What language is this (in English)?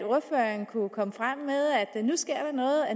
Danish